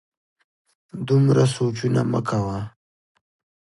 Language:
Pashto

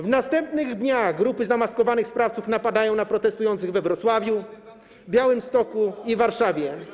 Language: Polish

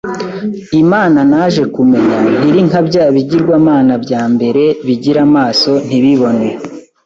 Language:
Kinyarwanda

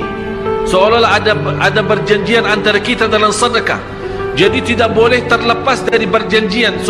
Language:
Malay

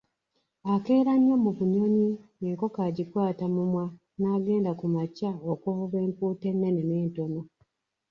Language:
Ganda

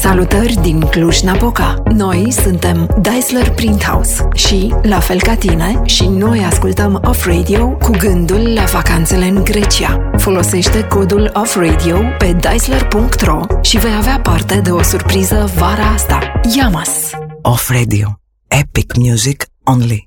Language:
Greek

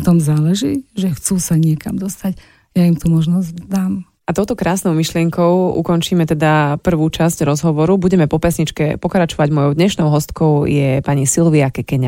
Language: Slovak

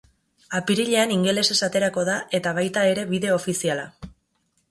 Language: Basque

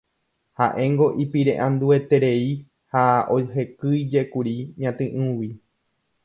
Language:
Guarani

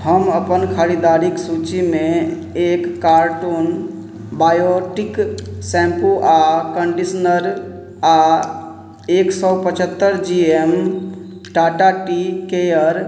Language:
Maithili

